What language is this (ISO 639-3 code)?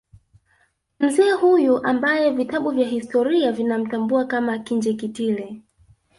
swa